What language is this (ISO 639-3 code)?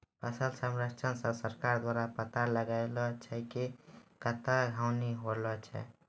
mai